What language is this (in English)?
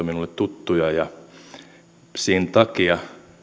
Finnish